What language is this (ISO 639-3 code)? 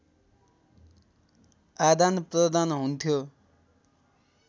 nep